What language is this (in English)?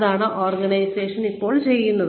Malayalam